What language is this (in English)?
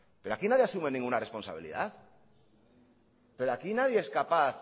Spanish